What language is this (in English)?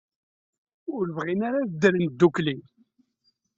Kabyle